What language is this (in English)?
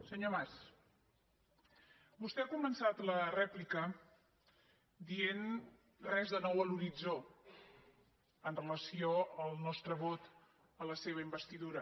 Catalan